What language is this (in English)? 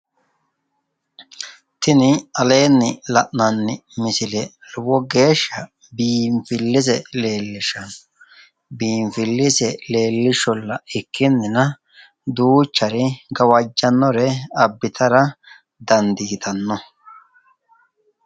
Sidamo